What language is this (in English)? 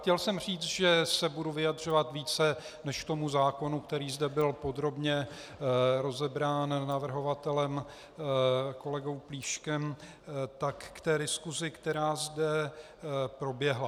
Czech